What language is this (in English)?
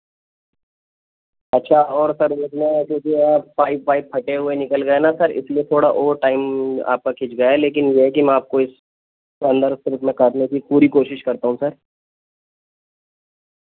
Urdu